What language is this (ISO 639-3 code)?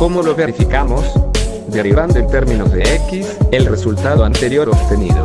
spa